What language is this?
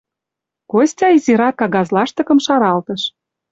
Mari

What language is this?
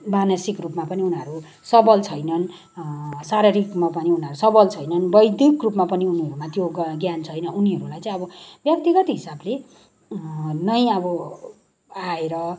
Nepali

